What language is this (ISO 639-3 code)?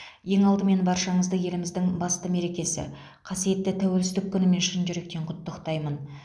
kaz